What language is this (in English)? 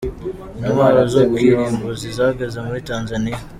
Kinyarwanda